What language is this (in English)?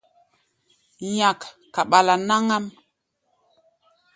Gbaya